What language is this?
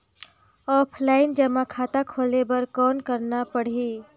Chhattisgarhi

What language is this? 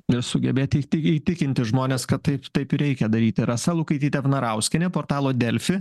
Lithuanian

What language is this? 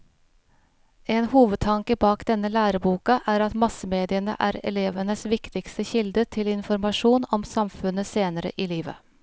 Norwegian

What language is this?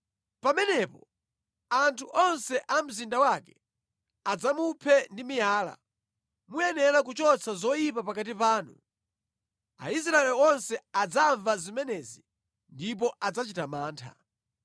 Nyanja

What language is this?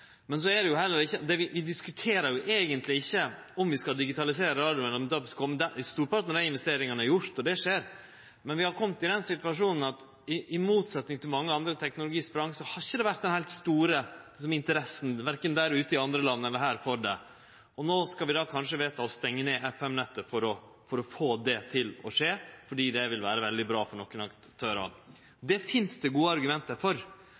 Norwegian Nynorsk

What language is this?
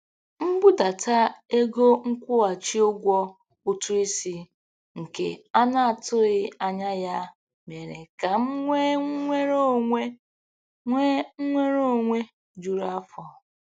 Igbo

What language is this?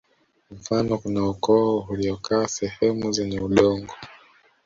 Swahili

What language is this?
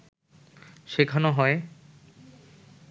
Bangla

